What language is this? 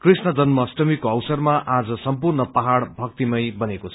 Nepali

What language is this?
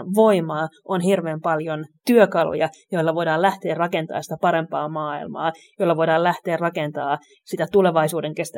Finnish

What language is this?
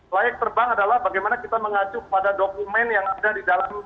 Indonesian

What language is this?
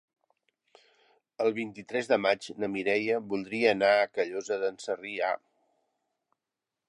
Catalan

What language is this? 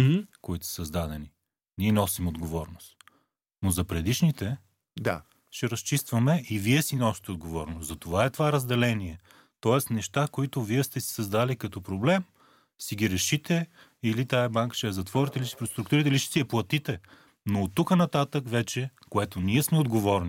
Bulgarian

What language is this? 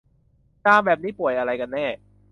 Thai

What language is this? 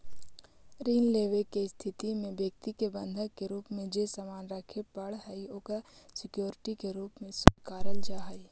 Magahi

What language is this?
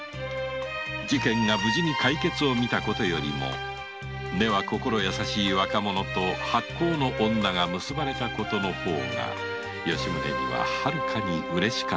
Japanese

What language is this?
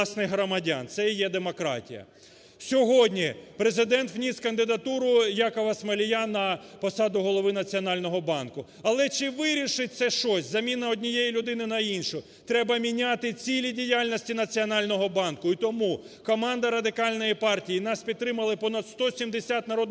Ukrainian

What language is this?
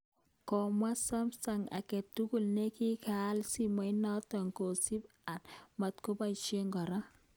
Kalenjin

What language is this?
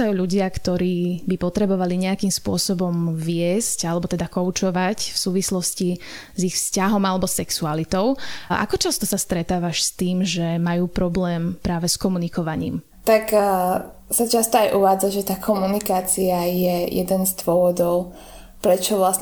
Slovak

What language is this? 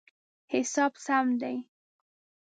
Pashto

